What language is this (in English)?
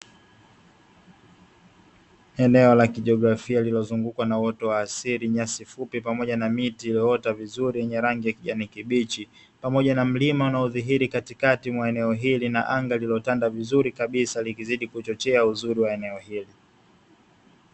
Swahili